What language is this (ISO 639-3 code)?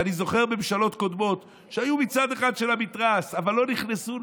heb